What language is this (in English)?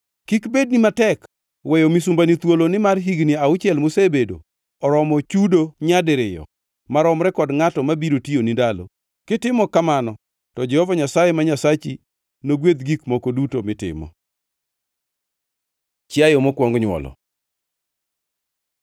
Luo (Kenya and Tanzania)